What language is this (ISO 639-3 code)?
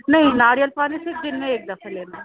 urd